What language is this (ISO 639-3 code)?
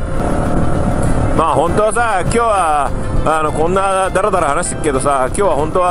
jpn